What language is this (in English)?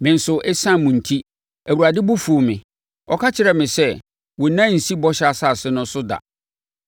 Akan